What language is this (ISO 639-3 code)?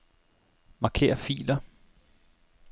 dan